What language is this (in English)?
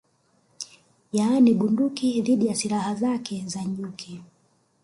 Swahili